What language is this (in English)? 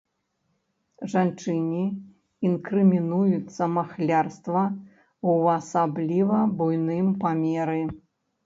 Belarusian